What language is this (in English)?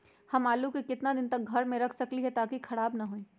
Magahi